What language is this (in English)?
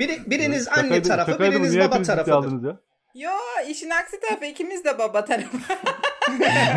Turkish